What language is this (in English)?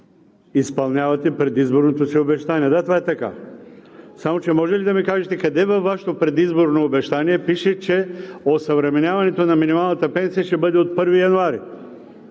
Bulgarian